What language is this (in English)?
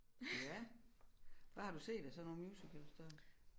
Danish